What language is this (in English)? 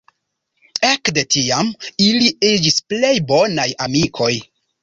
Esperanto